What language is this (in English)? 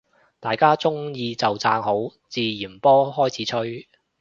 Cantonese